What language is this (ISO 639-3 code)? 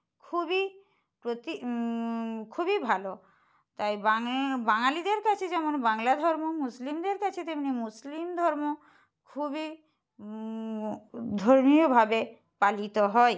ben